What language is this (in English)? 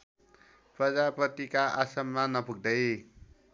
Nepali